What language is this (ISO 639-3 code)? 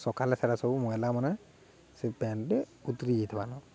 ori